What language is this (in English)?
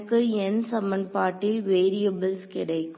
Tamil